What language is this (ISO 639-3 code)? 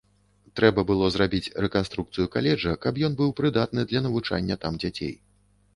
bel